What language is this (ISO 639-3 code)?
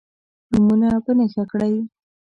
pus